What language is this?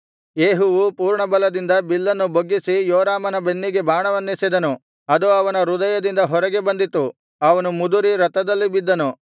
Kannada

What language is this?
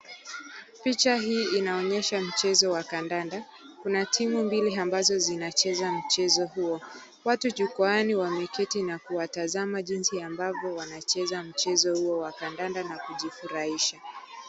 Swahili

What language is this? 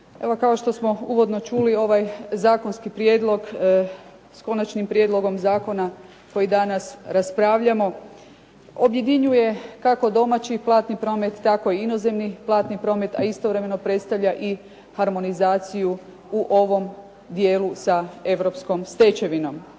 Croatian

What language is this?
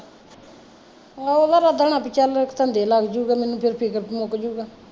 Punjabi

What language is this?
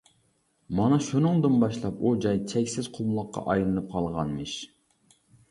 Uyghur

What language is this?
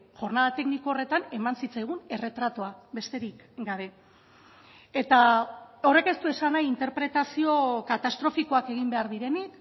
Basque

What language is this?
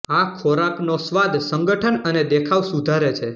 Gujarati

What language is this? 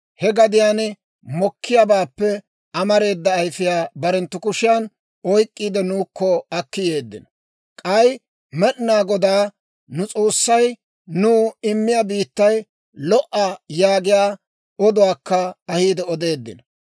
Dawro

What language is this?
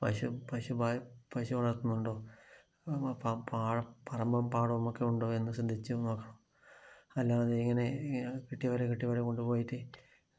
Malayalam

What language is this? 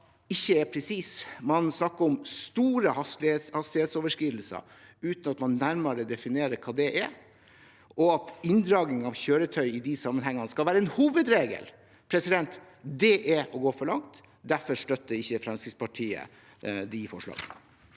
Norwegian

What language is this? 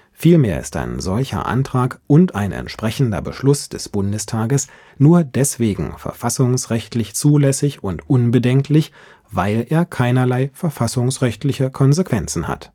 German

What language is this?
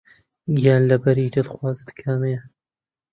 Central Kurdish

